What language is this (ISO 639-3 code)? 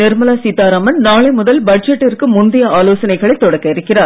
tam